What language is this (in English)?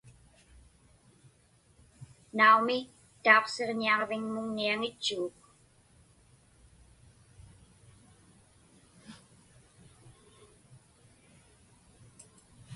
Inupiaq